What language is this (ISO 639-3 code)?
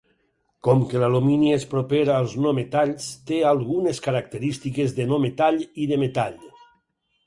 cat